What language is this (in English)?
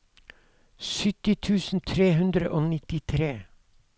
Norwegian